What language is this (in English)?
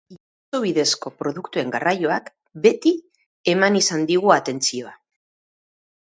Basque